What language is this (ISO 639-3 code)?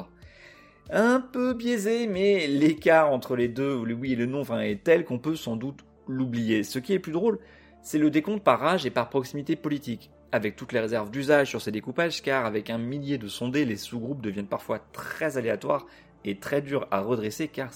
fra